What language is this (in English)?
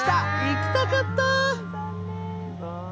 Japanese